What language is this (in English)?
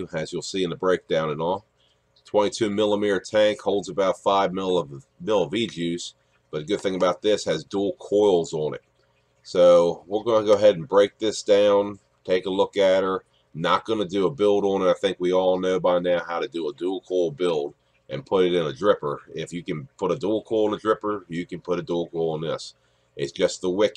English